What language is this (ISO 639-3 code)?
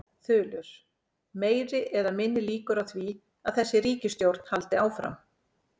isl